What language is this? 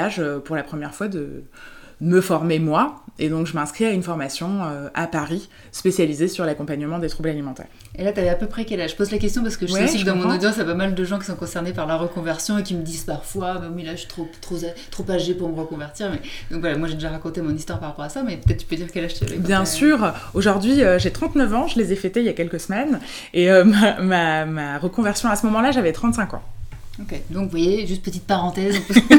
French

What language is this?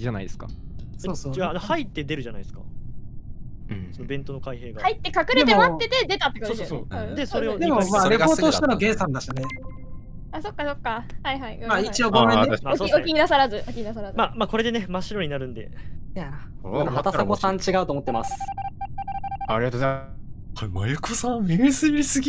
Japanese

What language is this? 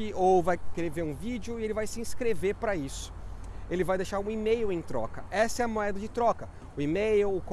Portuguese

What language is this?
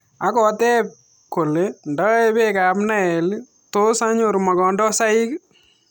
Kalenjin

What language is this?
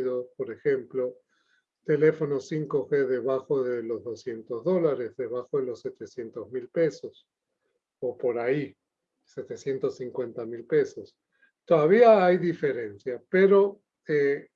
Spanish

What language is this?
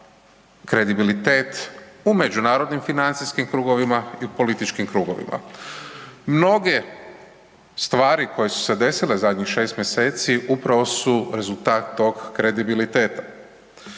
Croatian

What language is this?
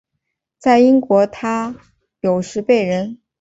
Chinese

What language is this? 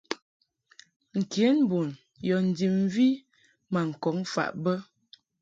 Mungaka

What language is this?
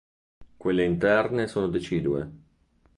Italian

